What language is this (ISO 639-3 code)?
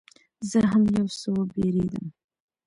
pus